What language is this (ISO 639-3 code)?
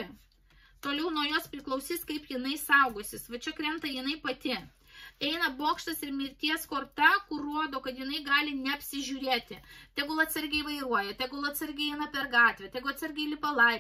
lit